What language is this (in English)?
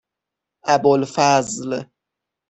Persian